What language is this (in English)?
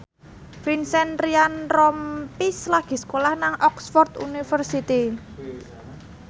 Javanese